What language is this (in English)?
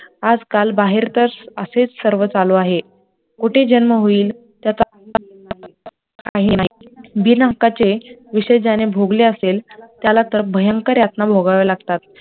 Marathi